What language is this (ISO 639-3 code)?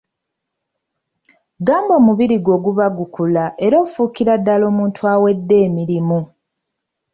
lug